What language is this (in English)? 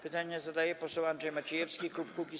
Polish